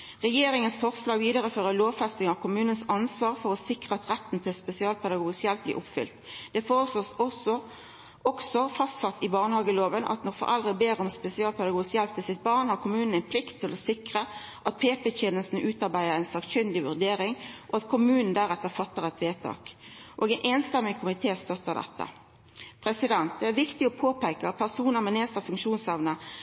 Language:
Norwegian Nynorsk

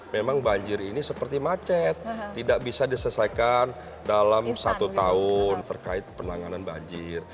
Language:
Indonesian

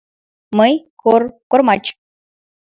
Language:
Mari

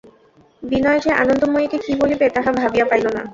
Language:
Bangla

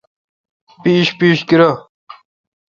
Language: Kalkoti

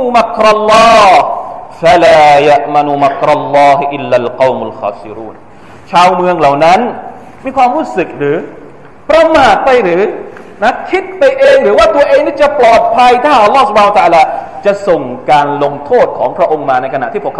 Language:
Thai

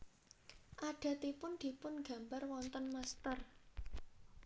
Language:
Javanese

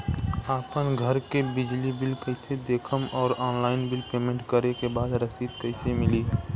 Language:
Bhojpuri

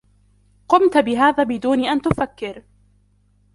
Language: Arabic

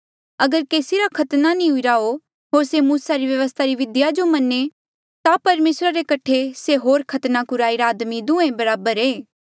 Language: Mandeali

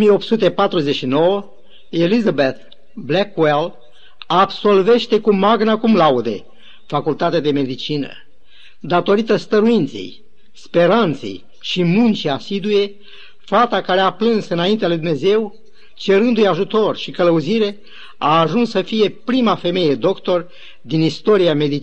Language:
Romanian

